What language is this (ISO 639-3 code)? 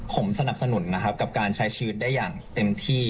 tha